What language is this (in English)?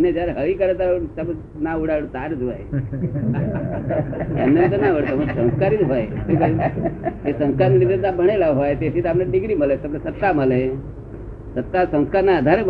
Gujarati